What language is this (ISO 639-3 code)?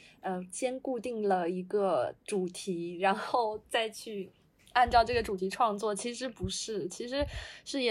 zho